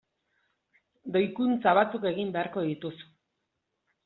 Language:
Basque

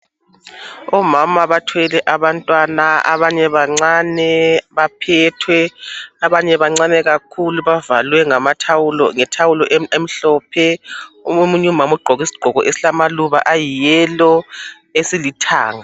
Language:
North Ndebele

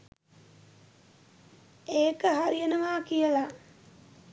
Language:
Sinhala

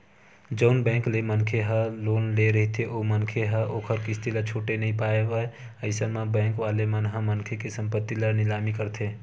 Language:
Chhattisgarhi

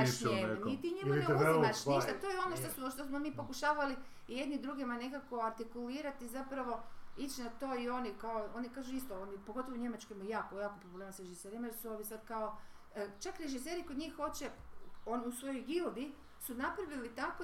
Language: Croatian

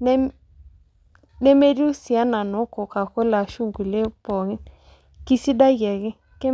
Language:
Masai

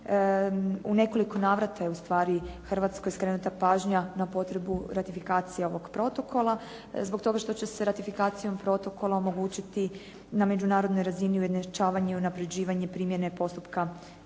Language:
Croatian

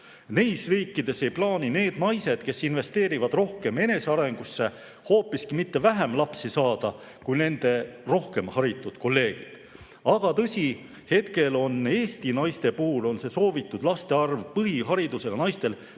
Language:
Estonian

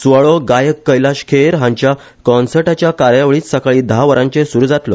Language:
Konkani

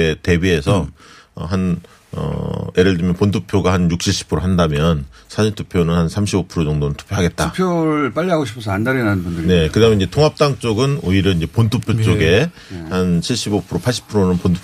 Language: Korean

